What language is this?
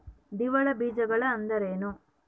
Kannada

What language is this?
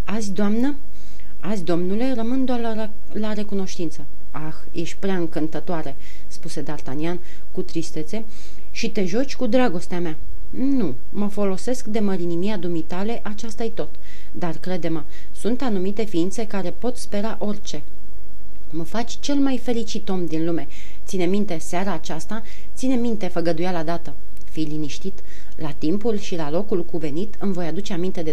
Romanian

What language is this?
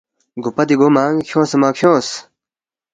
Balti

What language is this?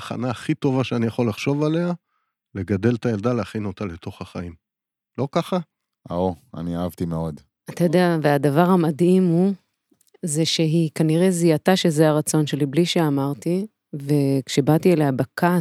Hebrew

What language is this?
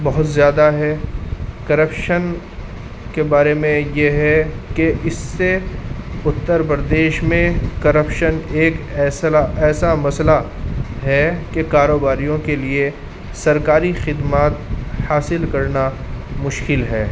Urdu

